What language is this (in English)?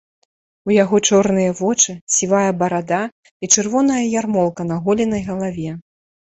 Belarusian